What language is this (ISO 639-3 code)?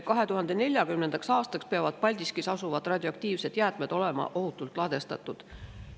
est